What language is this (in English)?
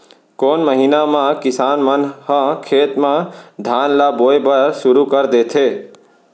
Chhattisgarhi